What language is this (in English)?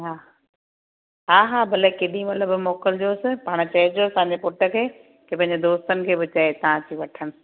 Sindhi